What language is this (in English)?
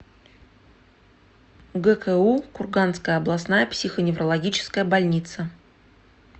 Russian